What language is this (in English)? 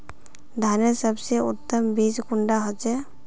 Magahi